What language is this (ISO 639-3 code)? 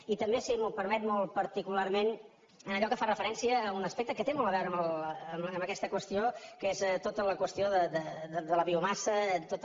cat